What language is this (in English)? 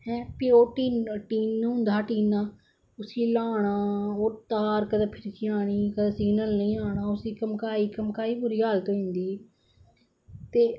Dogri